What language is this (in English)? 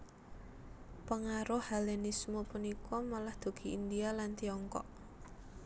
Javanese